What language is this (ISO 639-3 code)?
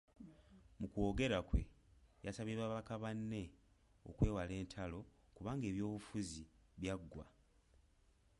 lug